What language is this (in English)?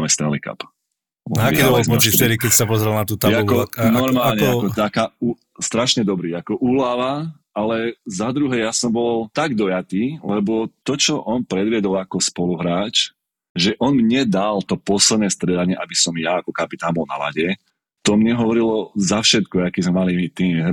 Slovak